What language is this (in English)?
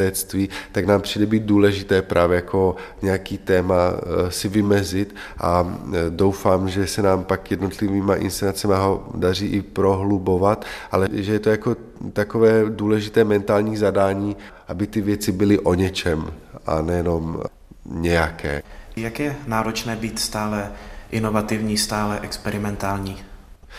Czech